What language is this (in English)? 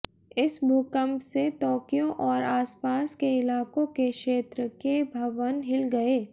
Hindi